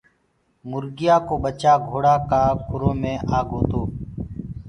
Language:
Gurgula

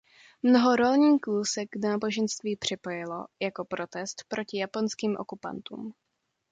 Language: Czech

